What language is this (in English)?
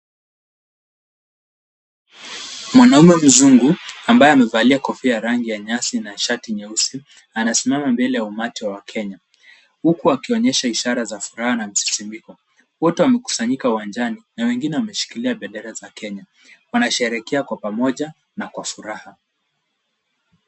Swahili